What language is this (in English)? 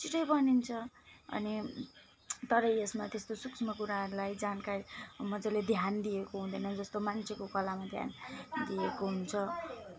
Nepali